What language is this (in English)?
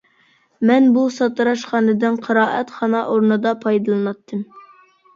Uyghur